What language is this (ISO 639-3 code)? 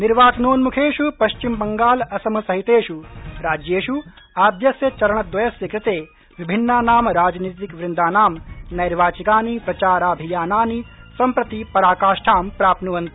san